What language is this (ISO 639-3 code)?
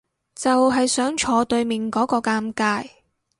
yue